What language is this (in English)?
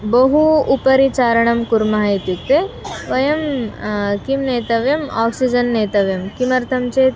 Sanskrit